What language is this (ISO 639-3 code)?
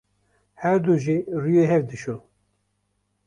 kur